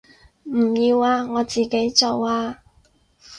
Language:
Cantonese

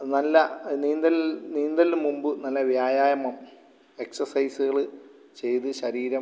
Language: Malayalam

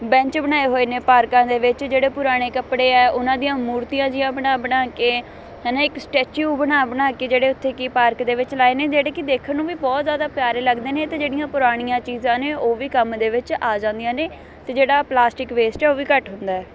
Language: Punjabi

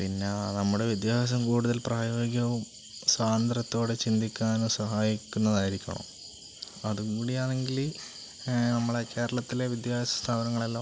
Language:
Malayalam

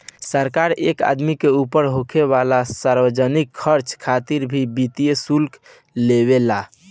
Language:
Bhojpuri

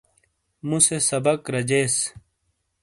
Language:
Shina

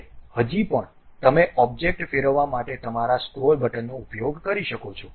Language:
Gujarati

